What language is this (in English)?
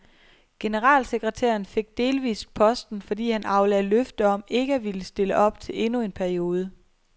Danish